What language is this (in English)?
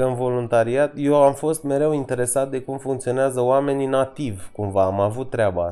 Romanian